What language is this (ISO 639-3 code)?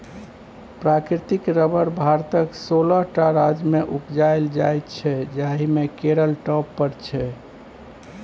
mai